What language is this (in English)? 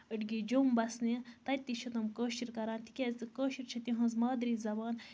Kashmiri